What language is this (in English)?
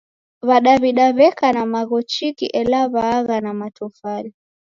Taita